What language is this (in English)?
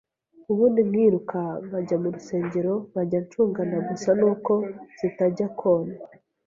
Kinyarwanda